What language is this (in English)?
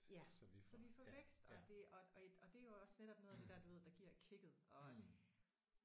Danish